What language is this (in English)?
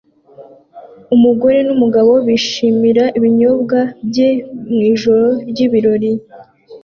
Kinyarwanda